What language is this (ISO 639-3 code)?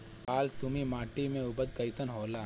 bho